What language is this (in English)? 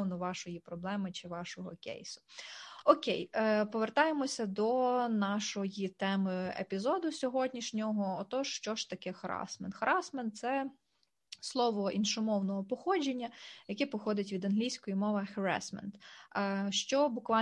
Ukrainian